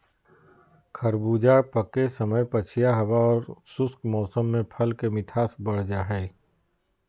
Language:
Magahi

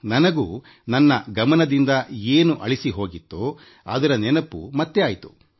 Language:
Kannada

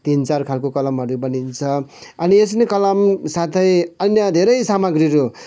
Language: Nepali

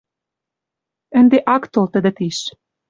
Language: Western Mari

